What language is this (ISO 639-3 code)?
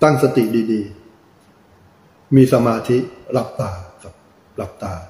tha